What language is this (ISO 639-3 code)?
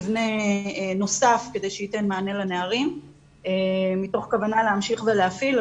heb